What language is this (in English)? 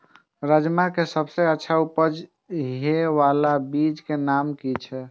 Maithili